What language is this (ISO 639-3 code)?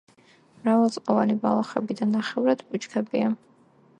kat